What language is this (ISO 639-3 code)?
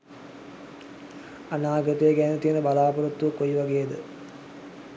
sin